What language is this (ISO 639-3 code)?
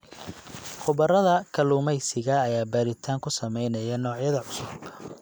som